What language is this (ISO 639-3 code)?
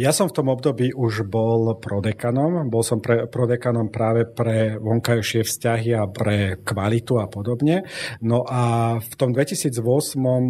slk